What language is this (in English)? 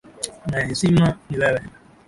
Swahili